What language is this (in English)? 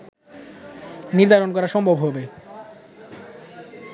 Bangla